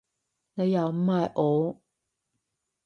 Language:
Cantonese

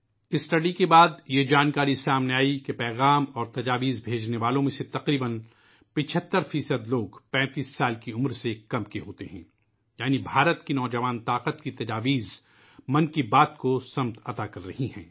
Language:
Urdu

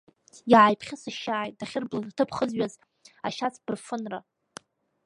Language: Abkhazian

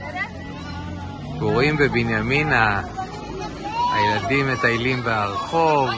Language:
Hebrew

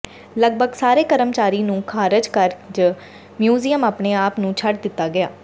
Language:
Punjabi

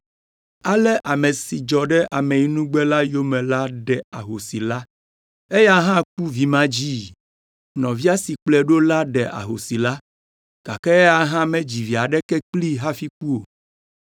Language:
Ewe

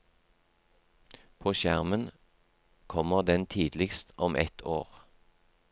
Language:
Norwegian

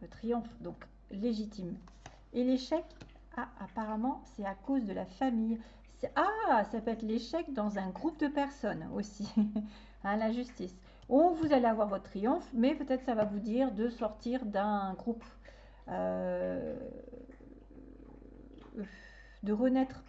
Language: French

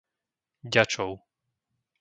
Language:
Slovak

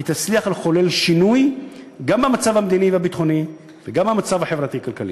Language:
Hebrew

